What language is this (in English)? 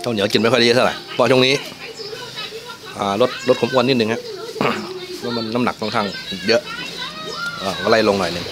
Thai